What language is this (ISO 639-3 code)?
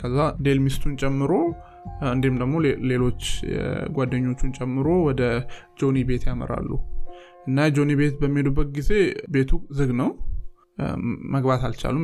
amh